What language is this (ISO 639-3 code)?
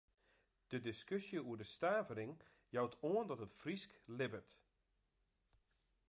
fry